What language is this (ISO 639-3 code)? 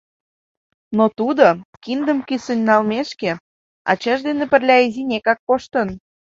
chm